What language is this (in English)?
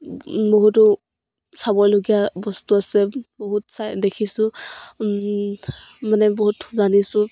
Assamese